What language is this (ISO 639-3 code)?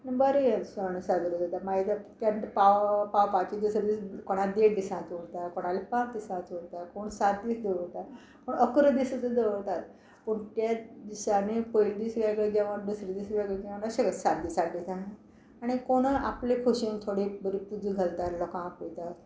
kok